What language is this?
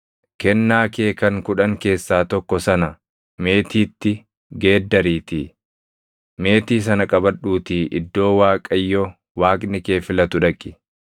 Oromo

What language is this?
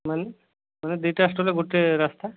Odia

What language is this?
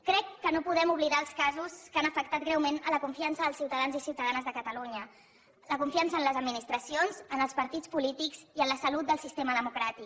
Catalan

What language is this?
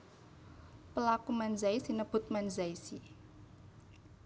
Javanese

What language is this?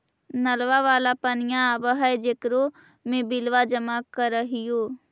Magahi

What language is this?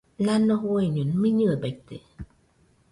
Nüpode Huitoto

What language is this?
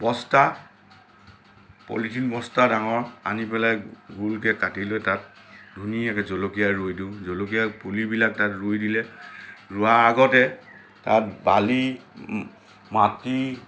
Assamese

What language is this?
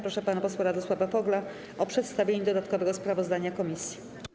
Polish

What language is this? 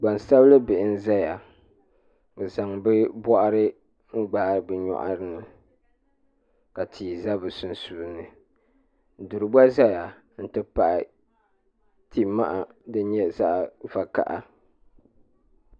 Dagbani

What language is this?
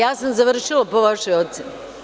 Serbian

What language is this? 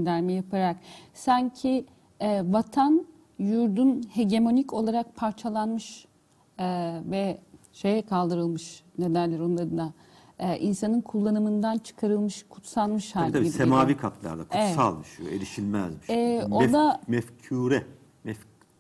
Turkish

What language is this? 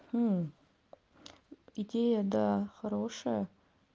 Russian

